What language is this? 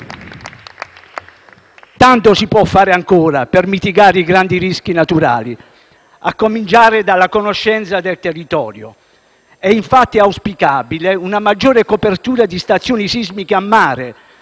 Italian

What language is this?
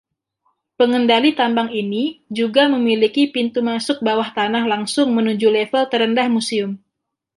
Indonesian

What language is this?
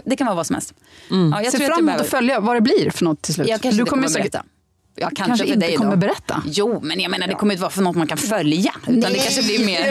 Swedish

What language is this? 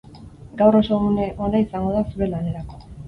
Basque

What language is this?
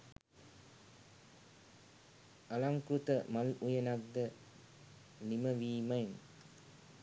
Sinhala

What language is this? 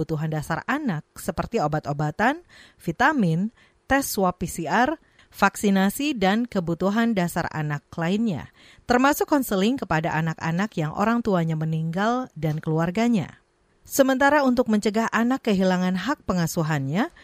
Indonesian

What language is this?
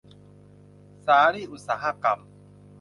Thai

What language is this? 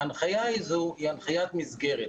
Hebrew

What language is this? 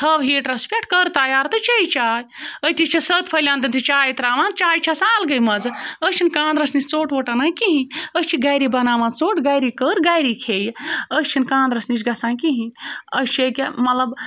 Kashmiri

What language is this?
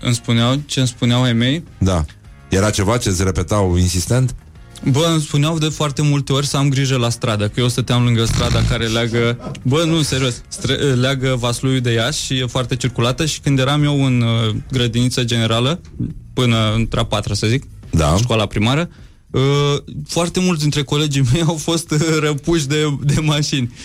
Romanian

